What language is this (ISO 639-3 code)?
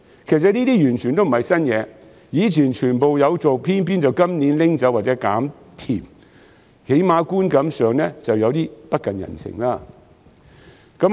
yue